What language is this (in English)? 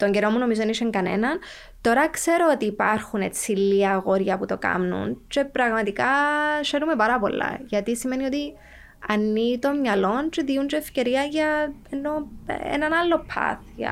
Greek